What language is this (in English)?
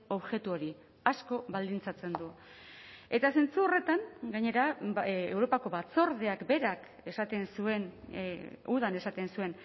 Basque